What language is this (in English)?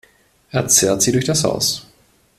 German